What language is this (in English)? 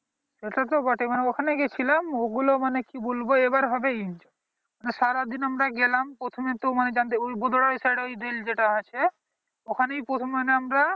Bangla